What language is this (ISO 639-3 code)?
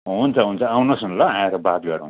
nep